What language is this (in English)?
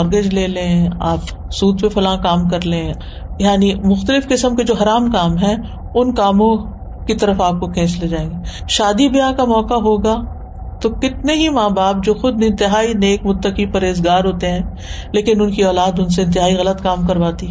Urdu